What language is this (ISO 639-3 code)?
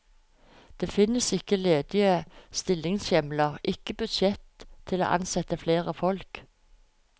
nor